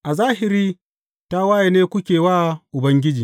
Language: Hausa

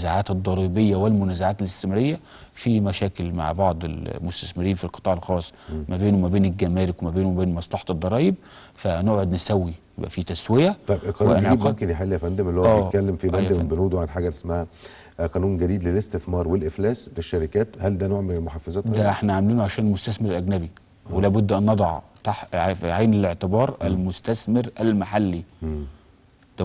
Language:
Arabic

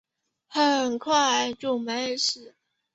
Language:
Chinese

